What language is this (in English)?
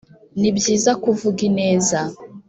Kinyarwanda